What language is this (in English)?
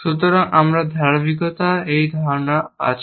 Bangla